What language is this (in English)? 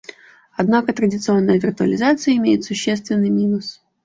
Russian